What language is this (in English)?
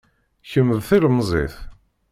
Kabyle